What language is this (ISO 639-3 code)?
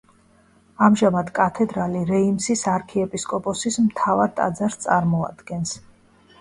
kat